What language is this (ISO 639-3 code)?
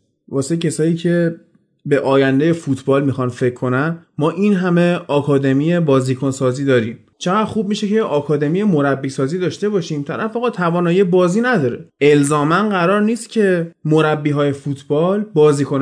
fas